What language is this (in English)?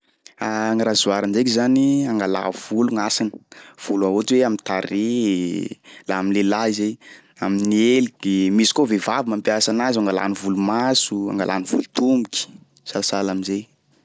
Sakalava Malagasy